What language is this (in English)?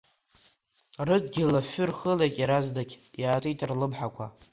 Abkhazian